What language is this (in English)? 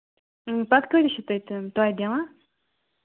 Kashmiri